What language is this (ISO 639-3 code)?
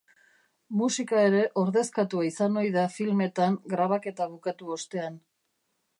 eus